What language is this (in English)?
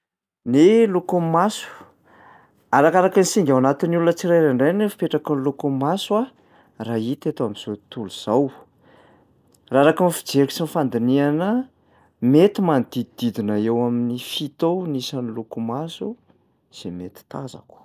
Malagasy